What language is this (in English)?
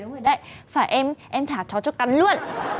Vietnamese